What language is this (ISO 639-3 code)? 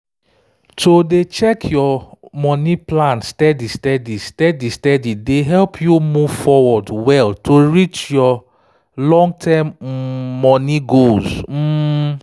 pcm